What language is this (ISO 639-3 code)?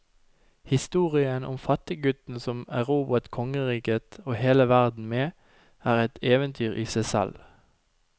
nor